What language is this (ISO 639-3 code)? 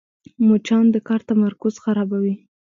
pus